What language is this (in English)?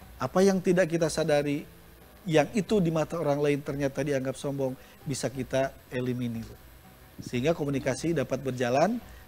Indonesian